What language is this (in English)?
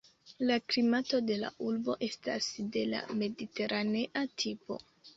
Esperanto